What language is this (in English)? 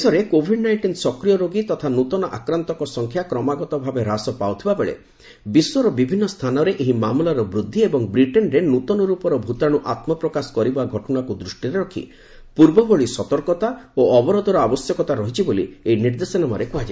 Odia